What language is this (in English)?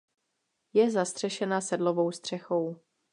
Czech